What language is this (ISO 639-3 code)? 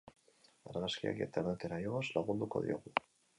eus